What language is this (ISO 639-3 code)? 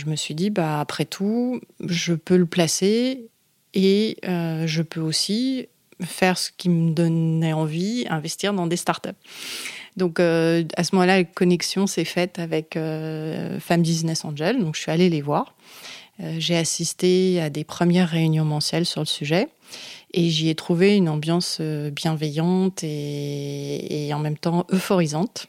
fra